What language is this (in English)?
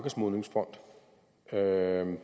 Danish